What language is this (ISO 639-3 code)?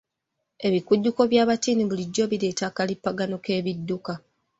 lug